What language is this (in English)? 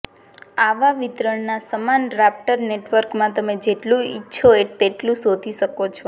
Gujarati